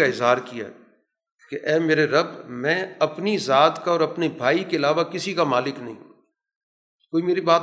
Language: Urdu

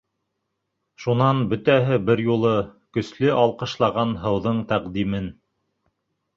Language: Bashkir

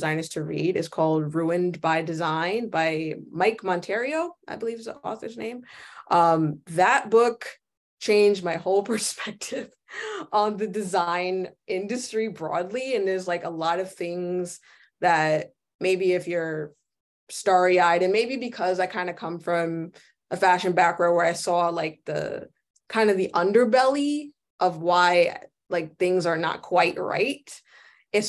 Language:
English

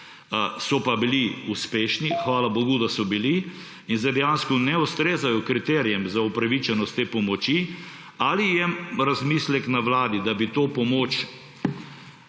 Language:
Slovenian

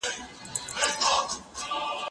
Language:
Pashto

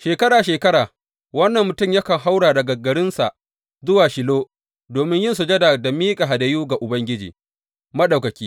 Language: Hausa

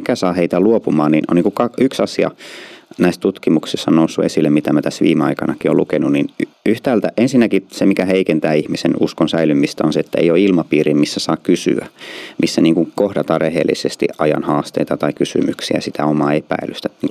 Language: Finnish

